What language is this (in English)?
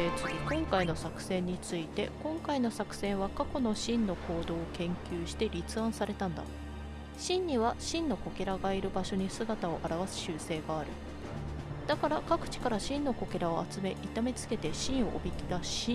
Japanese